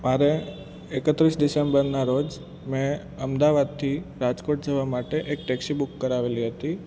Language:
Gujarati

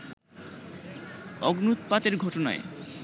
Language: Bangla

